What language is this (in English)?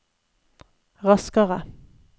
Norwegian